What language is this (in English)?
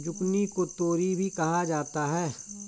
Hindi